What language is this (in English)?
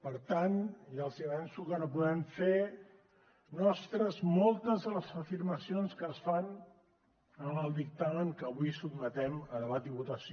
Catalan